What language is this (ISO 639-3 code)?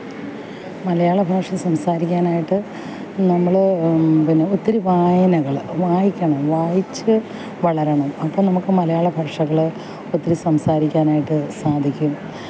mal